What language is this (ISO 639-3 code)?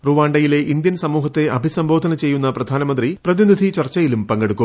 mal